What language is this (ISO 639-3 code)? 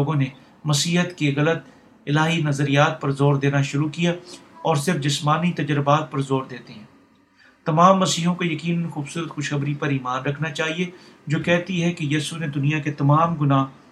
urd